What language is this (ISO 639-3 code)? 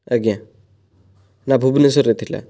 ori